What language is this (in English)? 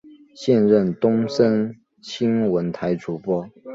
Chinese